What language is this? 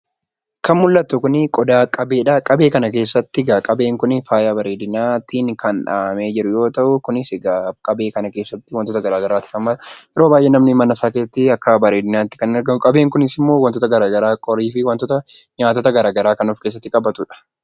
Oromo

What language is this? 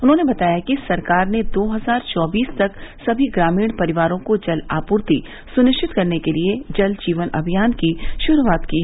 Hindi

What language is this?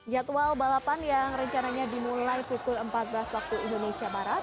Indonesian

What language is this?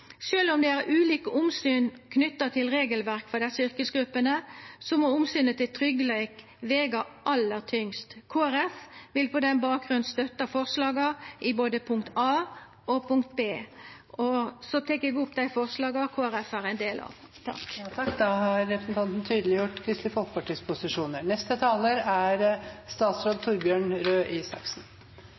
Norwegian Nynorsk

